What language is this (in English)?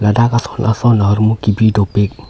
Karbi